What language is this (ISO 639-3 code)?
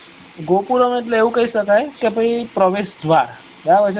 guj